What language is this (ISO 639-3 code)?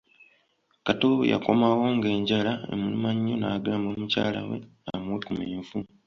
lug